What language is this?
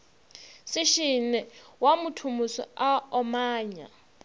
Northern Sotho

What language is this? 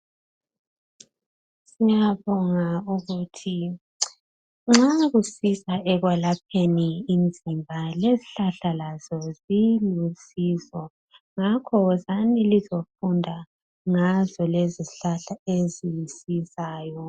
North Ndebele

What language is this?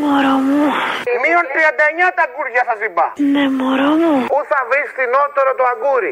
Greek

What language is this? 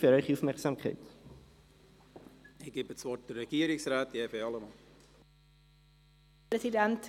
Swiss German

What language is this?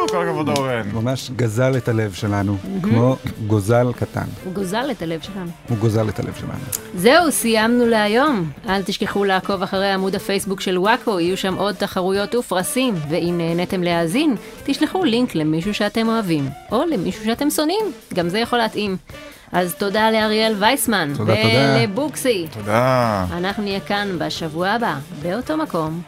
Hebrew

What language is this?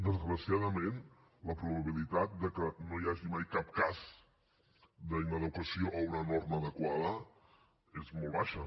Catalan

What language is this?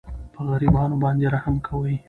Pashto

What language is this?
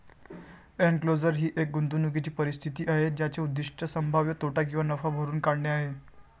Marathi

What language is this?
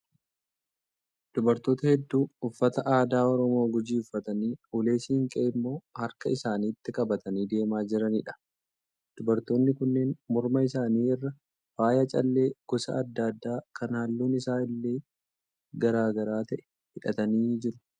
Oromo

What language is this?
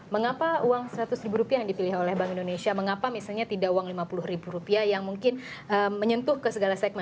Indonesian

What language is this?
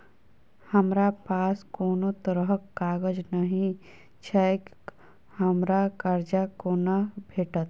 Maithili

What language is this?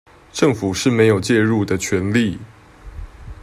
Chinese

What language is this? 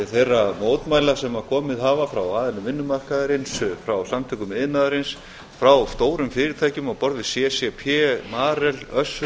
Icelandic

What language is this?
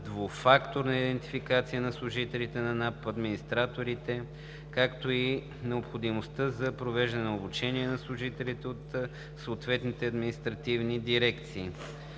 Bulgarian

